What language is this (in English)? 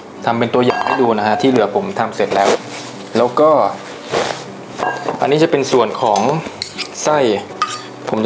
Thai